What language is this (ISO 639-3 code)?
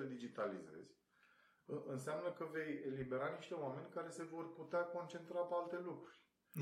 ron